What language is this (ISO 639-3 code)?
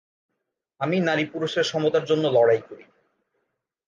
ben